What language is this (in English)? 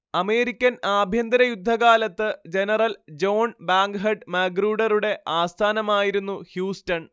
Malayalam